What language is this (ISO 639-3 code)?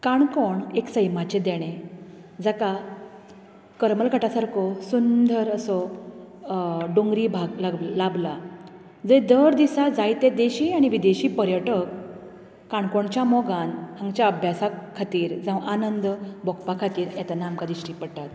kok